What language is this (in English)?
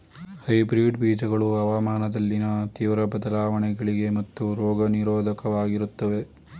Kannada